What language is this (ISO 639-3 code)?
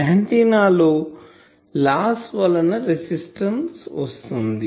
tel